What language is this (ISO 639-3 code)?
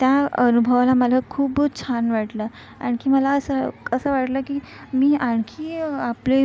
mar